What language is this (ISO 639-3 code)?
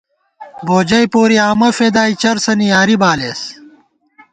gwt